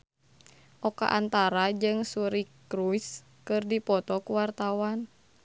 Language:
Sundanese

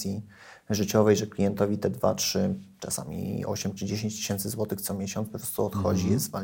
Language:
Polish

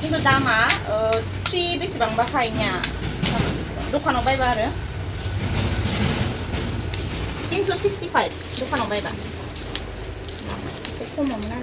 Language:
Thai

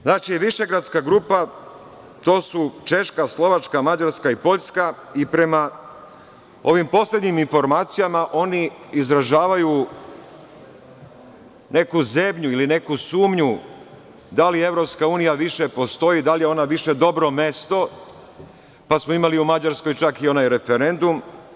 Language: Serbian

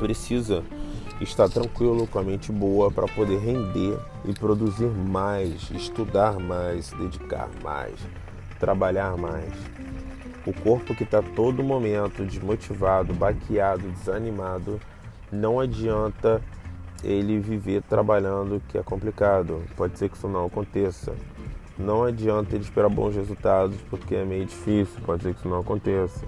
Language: Portuguese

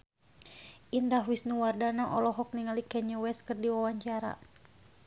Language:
Sundanese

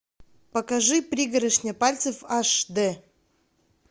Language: Russian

